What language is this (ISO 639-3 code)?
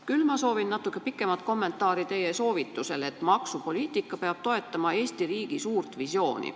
est